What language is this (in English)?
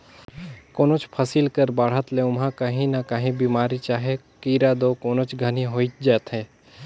Chhattisgarhi